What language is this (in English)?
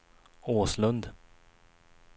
Swedish